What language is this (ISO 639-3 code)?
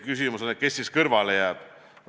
est